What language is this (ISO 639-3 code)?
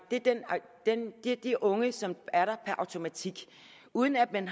dan